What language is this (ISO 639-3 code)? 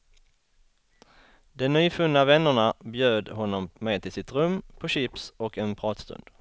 swe